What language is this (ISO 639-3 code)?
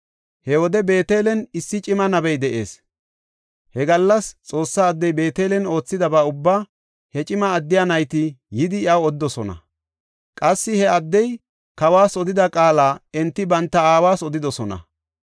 gof